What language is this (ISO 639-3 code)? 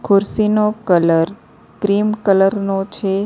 guj